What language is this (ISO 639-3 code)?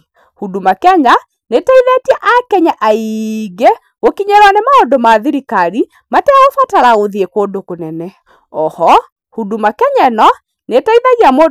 kik